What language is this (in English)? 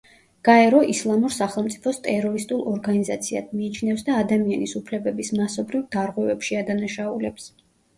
Georgian